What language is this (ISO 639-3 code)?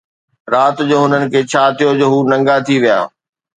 snd